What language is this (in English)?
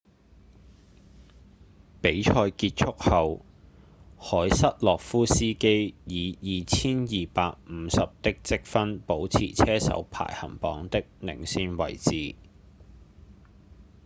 Cantonese